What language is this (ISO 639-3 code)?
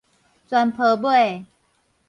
nan